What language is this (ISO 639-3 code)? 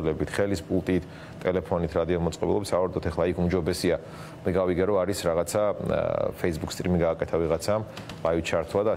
ron